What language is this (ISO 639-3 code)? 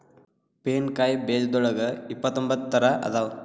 kan